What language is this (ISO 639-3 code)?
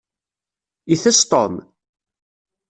kab